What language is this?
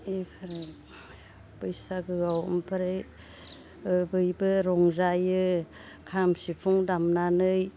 Bodo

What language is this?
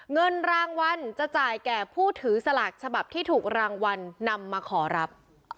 Thai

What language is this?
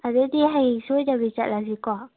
Manipuri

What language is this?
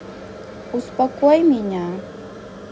Russian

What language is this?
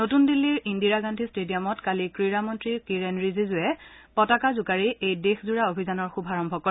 Assamese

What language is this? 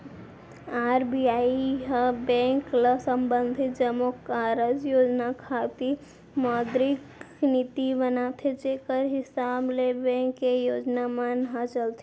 Chhattisgarhi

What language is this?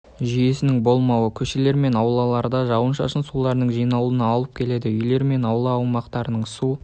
Kazakh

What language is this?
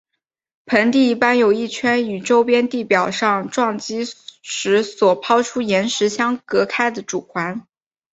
Chinese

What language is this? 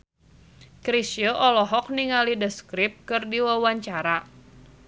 Sundanese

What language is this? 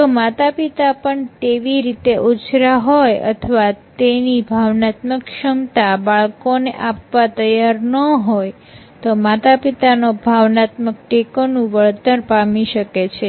Gujarati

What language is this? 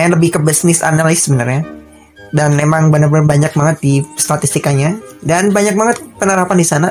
Indonesian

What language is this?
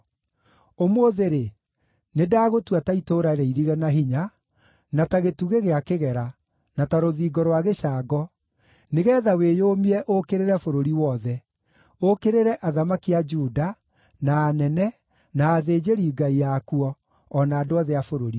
Kikuyu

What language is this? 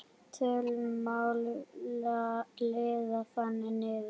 Icelandic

